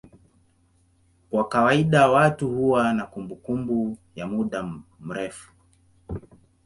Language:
Swahili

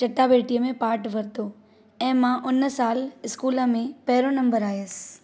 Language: Sindhi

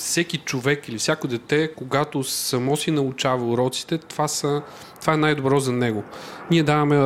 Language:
Bulgarian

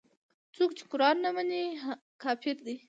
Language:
Pashto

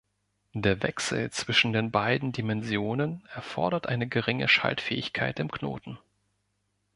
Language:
German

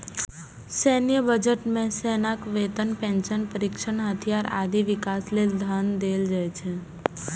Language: Maithili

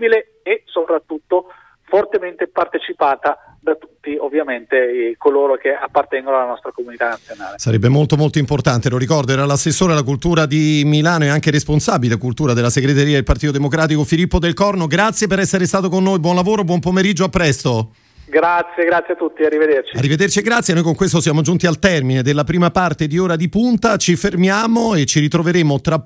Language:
Italian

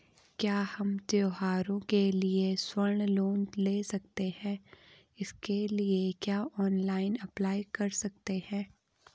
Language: Hindi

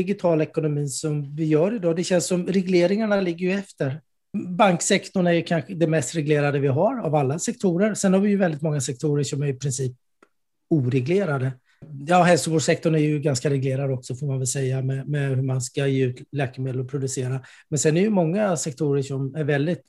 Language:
Swedish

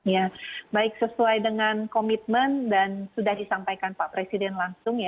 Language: Indonesian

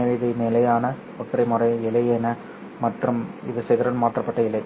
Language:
Tamil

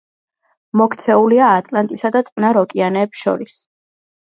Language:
Georgian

